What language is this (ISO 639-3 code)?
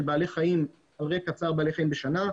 heb